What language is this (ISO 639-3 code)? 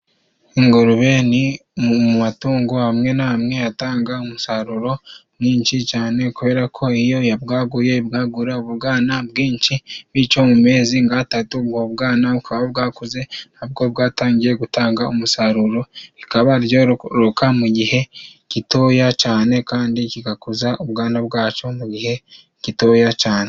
kin